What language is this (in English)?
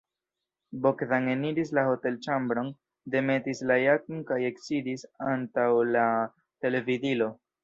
Esperanto